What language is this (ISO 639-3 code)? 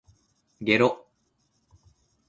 jpn